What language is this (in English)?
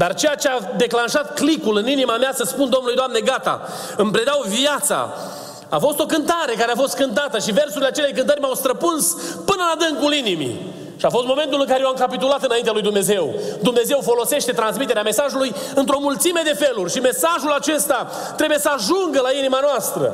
Romanian